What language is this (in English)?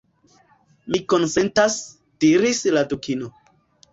Esperanto